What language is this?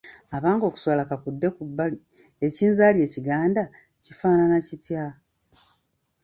Ganda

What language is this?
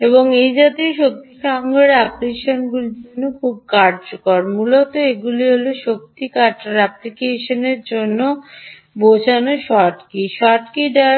Bangla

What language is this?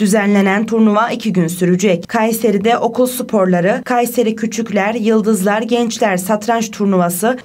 Turkish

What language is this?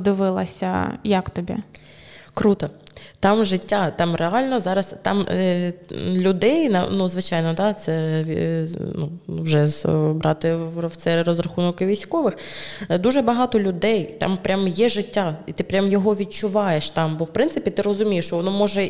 Ukrainian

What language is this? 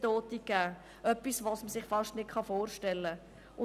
Swiss German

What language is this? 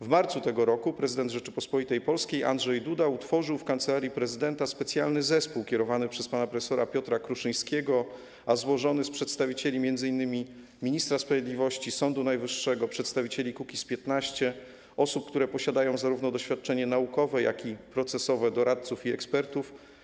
Polish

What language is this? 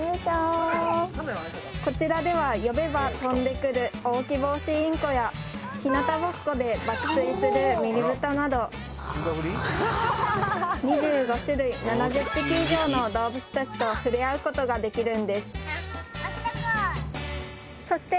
Japanese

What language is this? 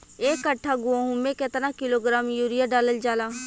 Bhojpuri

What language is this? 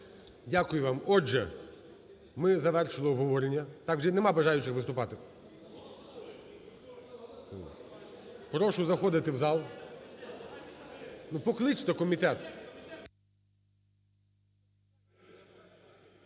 Ukrainian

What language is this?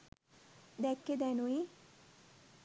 Sinhala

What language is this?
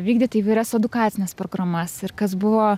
Lithuanian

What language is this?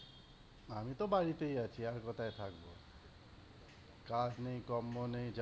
Bangla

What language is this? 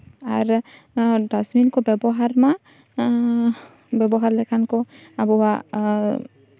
Santali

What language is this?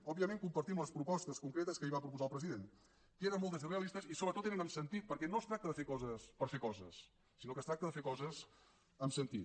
Catalan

